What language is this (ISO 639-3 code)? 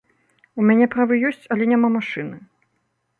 bel